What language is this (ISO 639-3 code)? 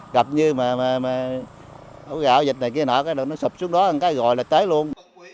vie